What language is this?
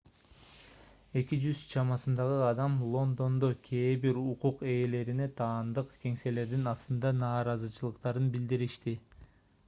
Kyrgyz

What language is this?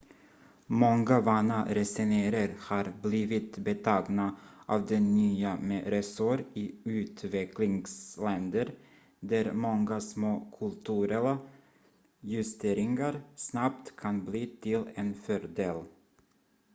Swedish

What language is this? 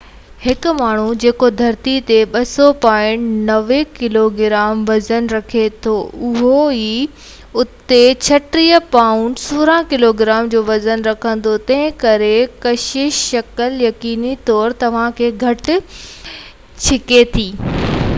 Sindhi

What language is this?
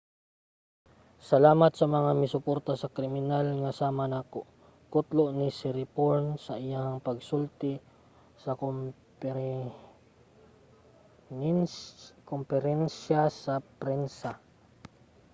Cebuano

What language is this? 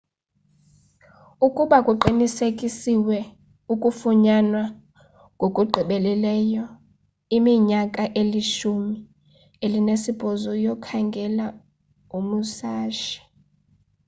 Xhosa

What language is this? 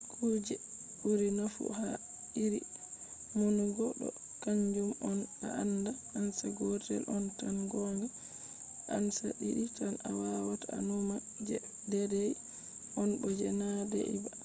Fula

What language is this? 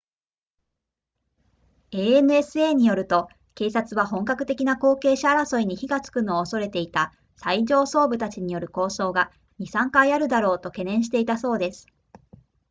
Japanese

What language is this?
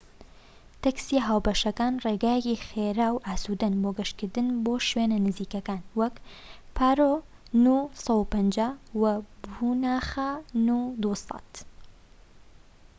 Central Kurdish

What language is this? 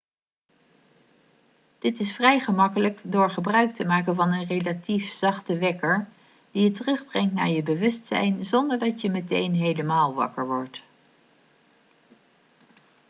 Dutch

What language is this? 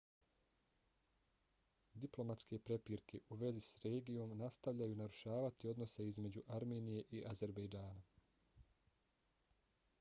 Bosnian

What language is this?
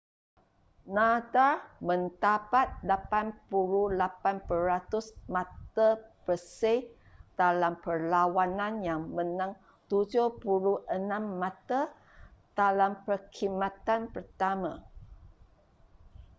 Malay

